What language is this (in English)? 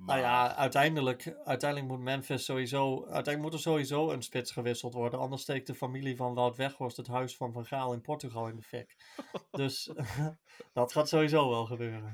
Dutch